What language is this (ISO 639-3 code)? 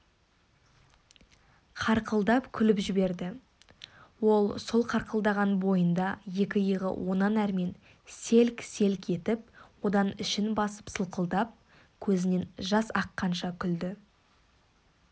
kaz